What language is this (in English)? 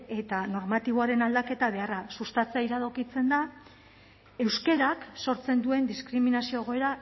Basque